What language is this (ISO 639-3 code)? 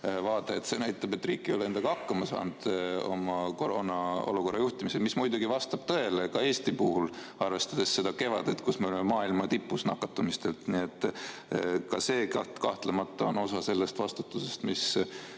est